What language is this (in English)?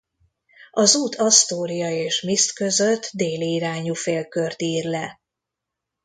Hungarian